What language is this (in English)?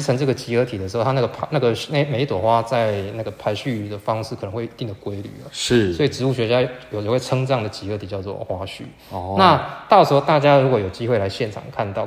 Chinese